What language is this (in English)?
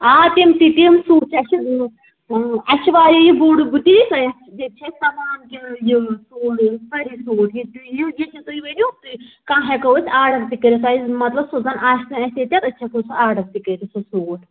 Kashmiri